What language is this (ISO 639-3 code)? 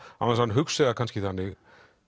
isl